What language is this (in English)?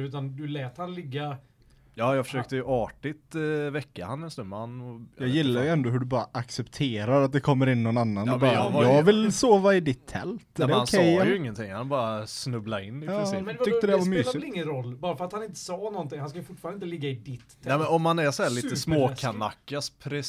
Swedish